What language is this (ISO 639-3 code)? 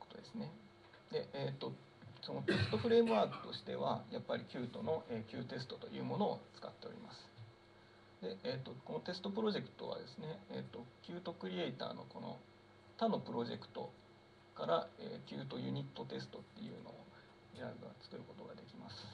jpn